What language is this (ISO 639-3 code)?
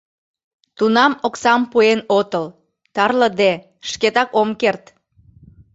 chm